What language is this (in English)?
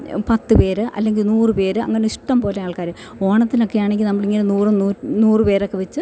Malayalam